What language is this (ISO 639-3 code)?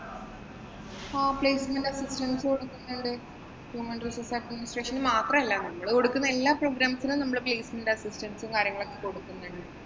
mal